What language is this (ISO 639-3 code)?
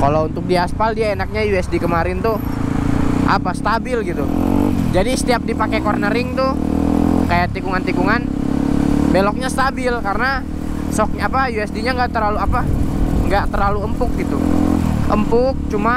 ind